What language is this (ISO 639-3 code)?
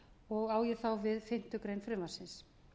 isl